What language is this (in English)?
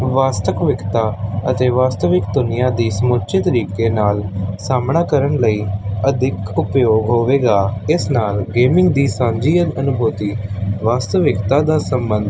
Punjabi